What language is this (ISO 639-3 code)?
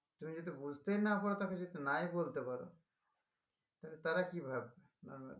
ben